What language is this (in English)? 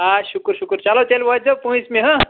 Kashmiri